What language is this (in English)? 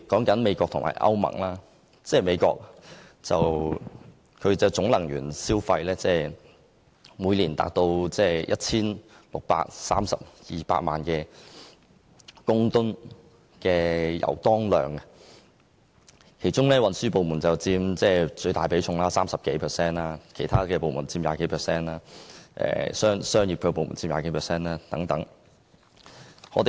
Cantonese